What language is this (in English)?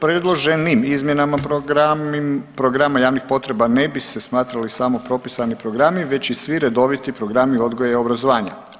Croatian